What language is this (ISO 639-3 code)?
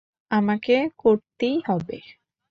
ben